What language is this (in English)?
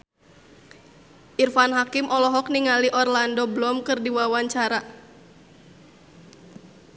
Sundanese